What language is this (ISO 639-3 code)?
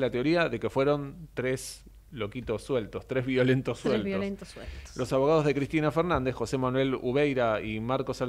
spa